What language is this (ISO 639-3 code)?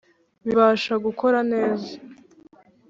kin